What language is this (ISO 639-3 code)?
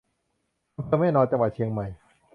tha